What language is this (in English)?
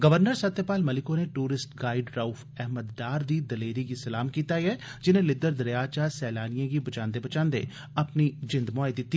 Dogri